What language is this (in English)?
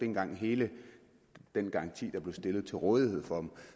Danish